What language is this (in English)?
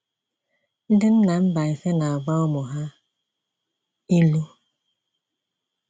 Igbo